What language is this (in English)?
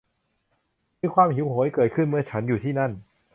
Thai